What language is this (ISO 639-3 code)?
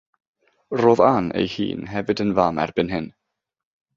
cym